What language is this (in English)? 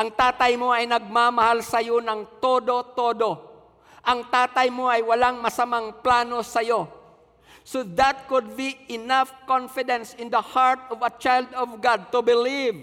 Filipino